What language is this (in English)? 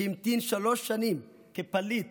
Hebrew